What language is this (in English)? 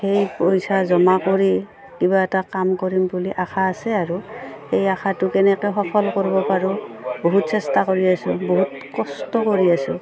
Assamese